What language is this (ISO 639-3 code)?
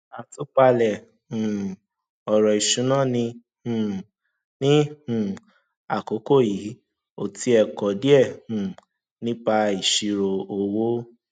yor